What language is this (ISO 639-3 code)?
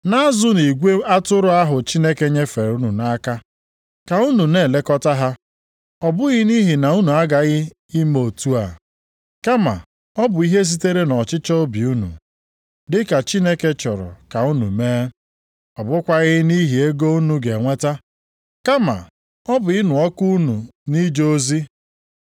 ibo